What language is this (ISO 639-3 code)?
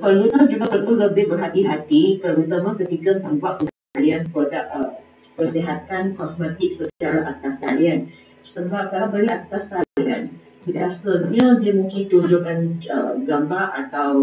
msa